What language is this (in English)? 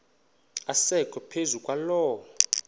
Xhosa